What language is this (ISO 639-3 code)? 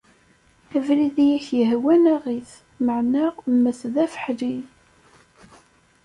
kab